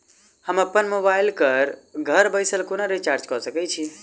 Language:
Maithili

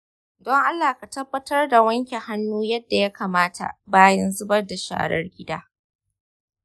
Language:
Hausa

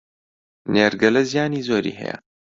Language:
Central Kurdish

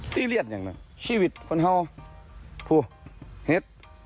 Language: Thai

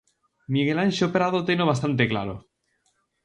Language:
Galician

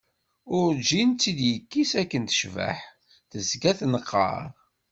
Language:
Kabyle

